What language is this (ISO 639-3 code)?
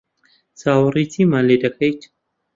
ckb